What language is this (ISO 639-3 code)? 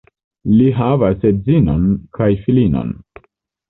epo